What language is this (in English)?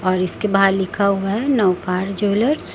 Hindi